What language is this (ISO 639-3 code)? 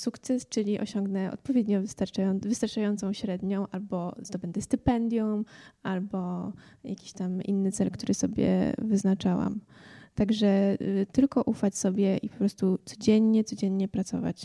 pol